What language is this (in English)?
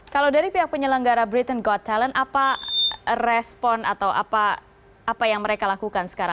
Indonesian